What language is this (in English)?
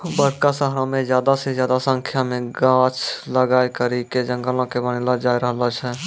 Maithili